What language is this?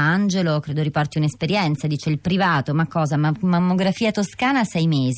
Italian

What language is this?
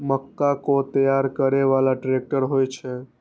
Maithili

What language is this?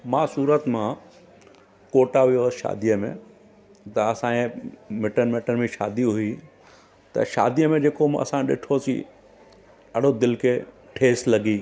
Sindhi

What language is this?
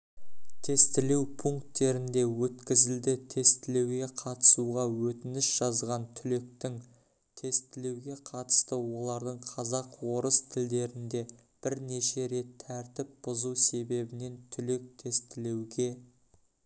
Kazakh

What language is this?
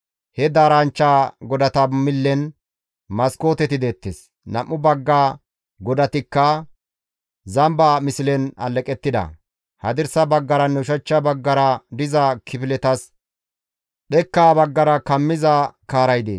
Gamo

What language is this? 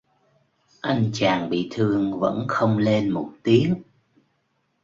Vietnamese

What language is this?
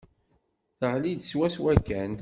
Kabyle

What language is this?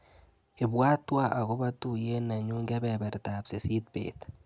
Kalenjin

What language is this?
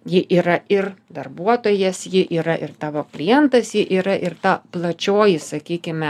Lithuanian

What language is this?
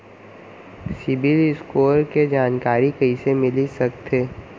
Chhattisgarhi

